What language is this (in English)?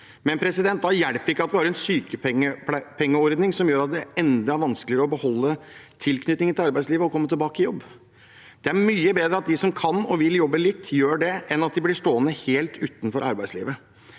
Norwegian